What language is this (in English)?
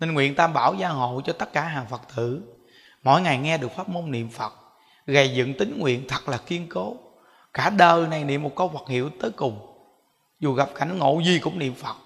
Vietnamese